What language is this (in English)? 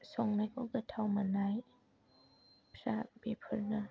Bodo